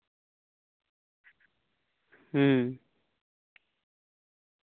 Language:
Santali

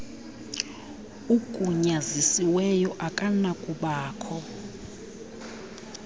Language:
Xhosa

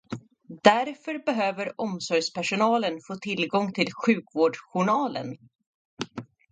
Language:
Swedish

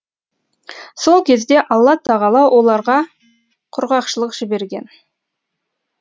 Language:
Kazakh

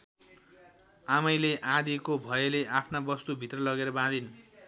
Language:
Nepali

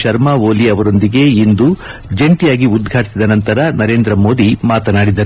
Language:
Kannada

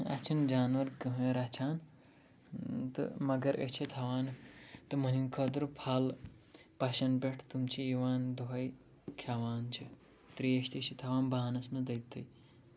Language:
Kashmiri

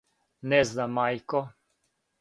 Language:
Serbian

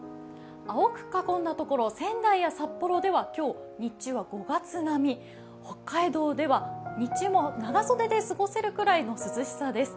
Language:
Japanese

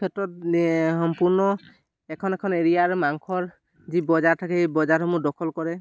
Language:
Assamese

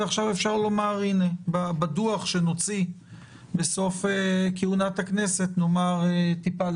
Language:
Hebrew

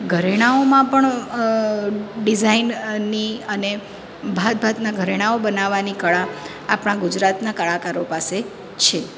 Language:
Gujarati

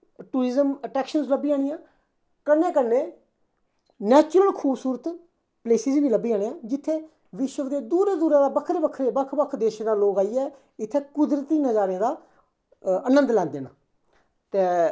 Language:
Dogri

